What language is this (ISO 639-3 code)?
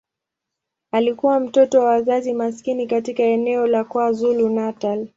swa